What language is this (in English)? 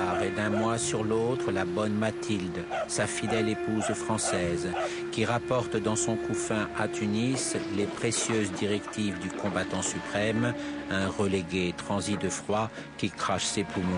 French